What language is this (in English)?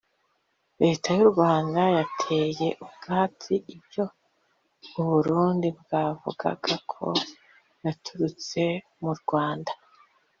Kinyarwanda